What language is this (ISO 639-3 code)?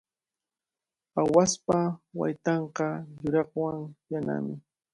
qvl